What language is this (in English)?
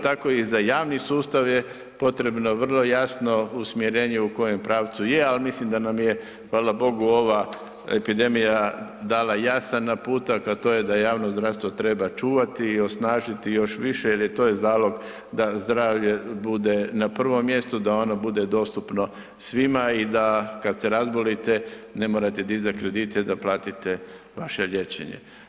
Croatian